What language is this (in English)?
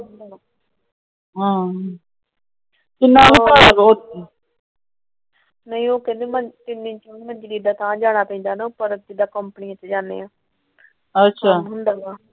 Punjabi